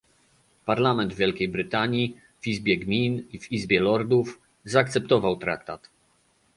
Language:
Polish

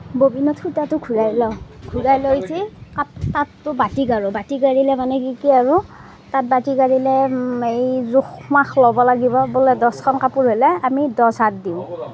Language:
Assamese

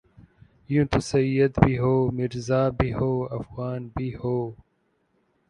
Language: Urdu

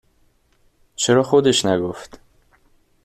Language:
Persian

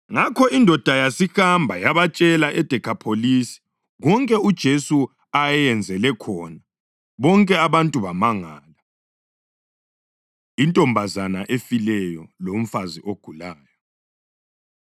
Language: North Ndebele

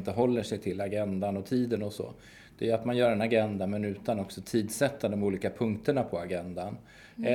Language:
Swedish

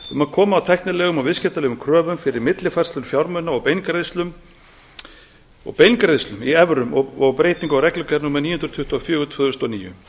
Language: Icelandic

